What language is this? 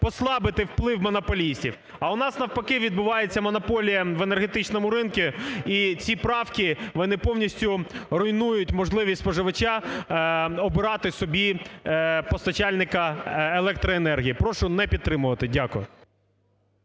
Ukrainian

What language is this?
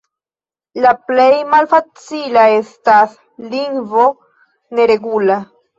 Esperanto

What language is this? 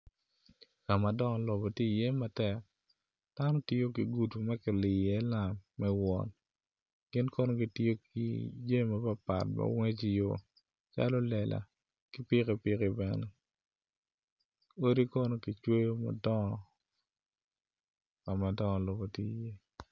Acoli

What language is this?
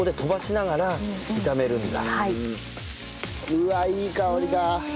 Japanese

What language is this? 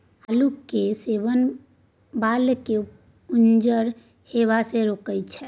Maithili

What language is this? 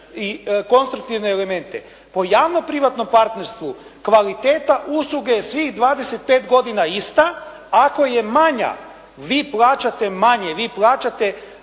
Croatian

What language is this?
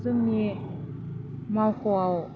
Bodo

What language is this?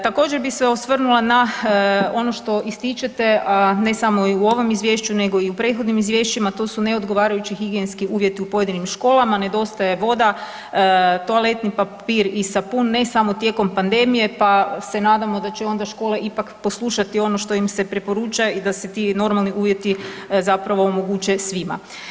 Croatian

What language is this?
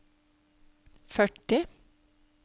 Norwegian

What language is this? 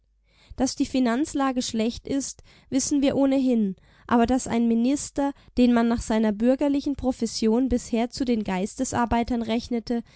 German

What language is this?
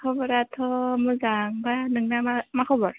Bodo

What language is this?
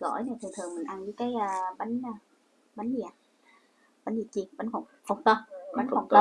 Vietnamese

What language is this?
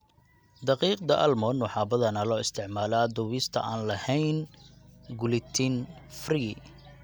Somali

